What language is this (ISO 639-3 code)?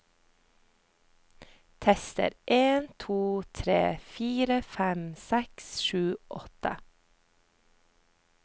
nor